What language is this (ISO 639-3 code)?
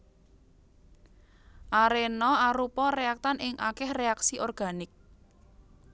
jav